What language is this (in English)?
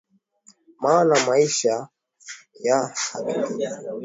Swahili